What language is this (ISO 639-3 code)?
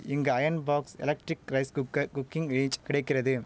tam